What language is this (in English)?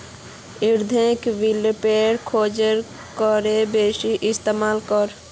Magahi